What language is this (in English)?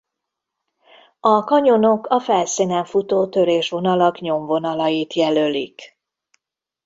Hungarian